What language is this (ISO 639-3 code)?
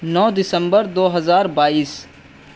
urd